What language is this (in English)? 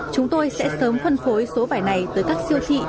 Vietnamese